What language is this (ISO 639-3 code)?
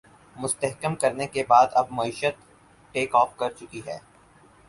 urd